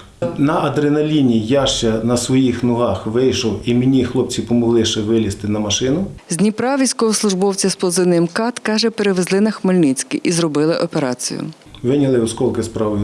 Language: Ukrainian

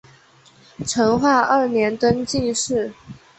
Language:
Chinese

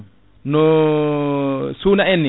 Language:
Fula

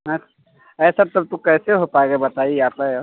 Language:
Hindi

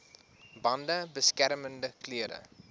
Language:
Afrikaans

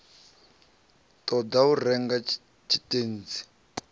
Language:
Venda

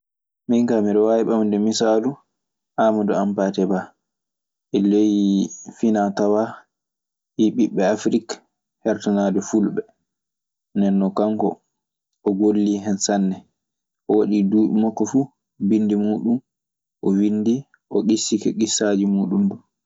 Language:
Maasina Fulfulde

